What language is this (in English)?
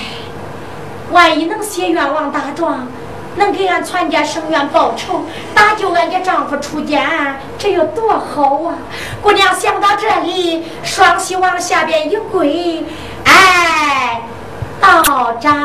Chinese